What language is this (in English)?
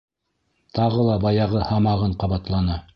Bashkir